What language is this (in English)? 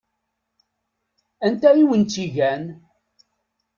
Kabyle